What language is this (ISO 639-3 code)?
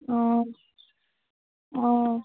asm